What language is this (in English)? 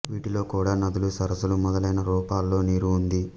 Telugu